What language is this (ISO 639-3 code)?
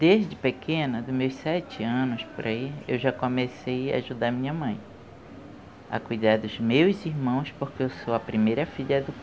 por